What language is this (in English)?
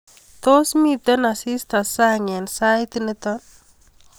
Kalenjin